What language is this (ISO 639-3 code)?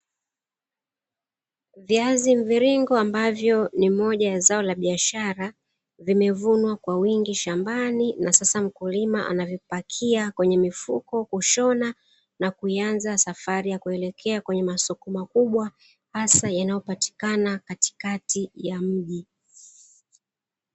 swa